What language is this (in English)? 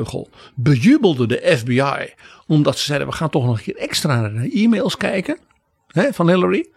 Dutch